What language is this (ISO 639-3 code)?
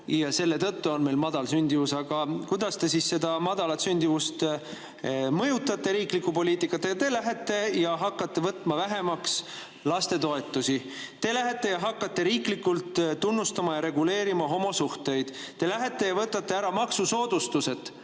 est